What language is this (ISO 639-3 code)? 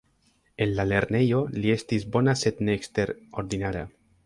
epo